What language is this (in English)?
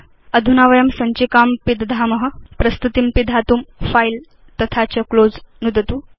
Sanskrit